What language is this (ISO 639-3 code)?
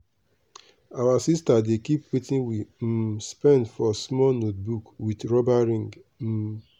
pcm